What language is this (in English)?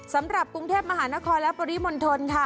Thai